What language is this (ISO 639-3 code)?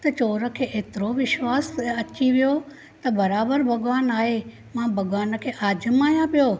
snd